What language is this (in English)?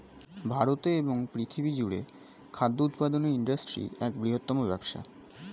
Bangla